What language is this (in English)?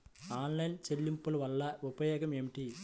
Telugu